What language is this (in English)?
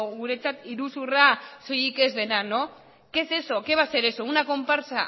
Spanish